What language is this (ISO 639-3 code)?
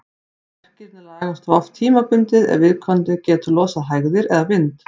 isl